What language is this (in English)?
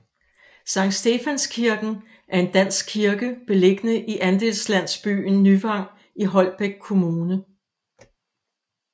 Danish